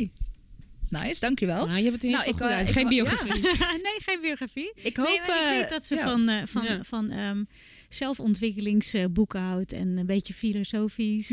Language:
Dutch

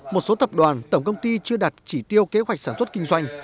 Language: Vietnamese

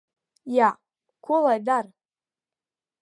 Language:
Latvian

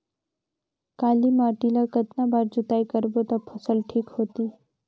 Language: Chhattisgarhi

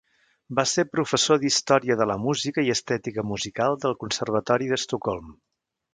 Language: Catalan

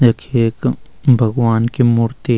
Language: Garhwali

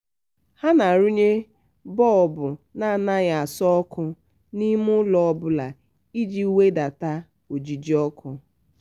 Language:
Igbo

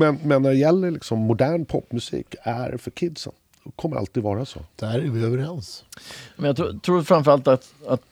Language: Swedish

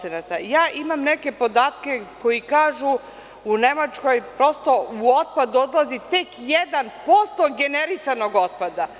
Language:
Serbian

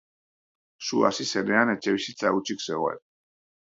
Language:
Basque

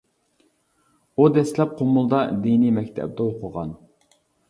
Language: Uyghur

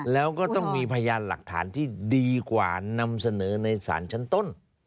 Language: Thai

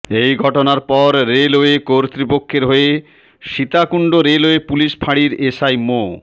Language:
Bangla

